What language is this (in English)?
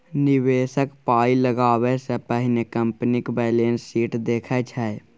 Maithili